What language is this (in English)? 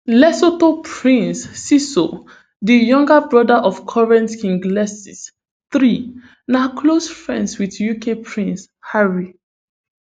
Nigerian Pidgin